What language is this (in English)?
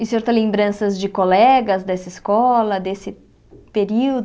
Portuguese